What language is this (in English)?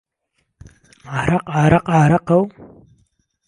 Central Kurdish